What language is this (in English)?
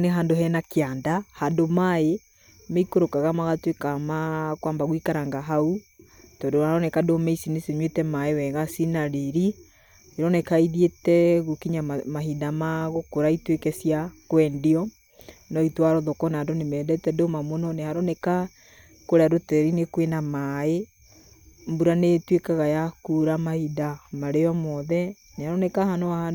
Kikuyu